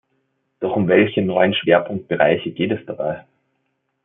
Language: German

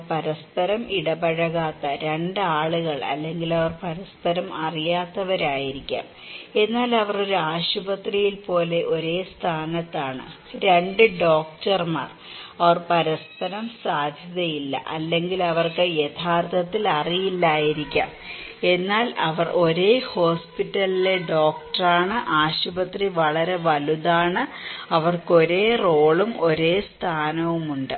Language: Malayalam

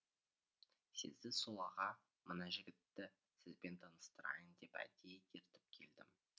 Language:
Kazakh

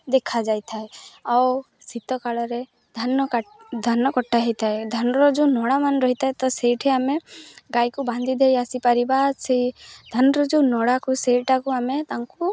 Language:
Odia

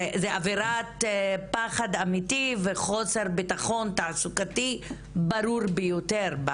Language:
Hebrew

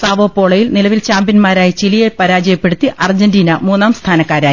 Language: Malayalam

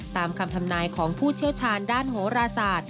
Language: Thai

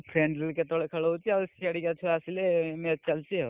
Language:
Odia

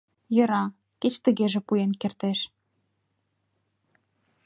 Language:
Mari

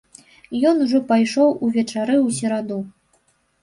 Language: Belarusian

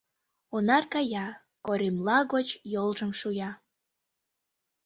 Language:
Mari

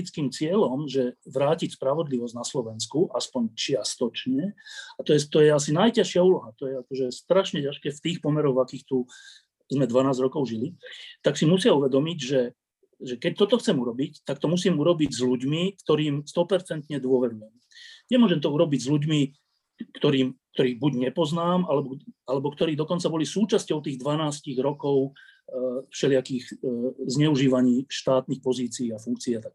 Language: Slovak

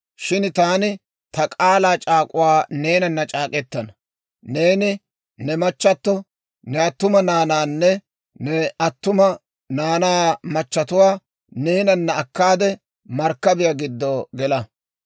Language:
Dawro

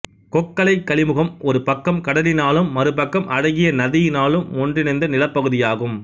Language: Tamil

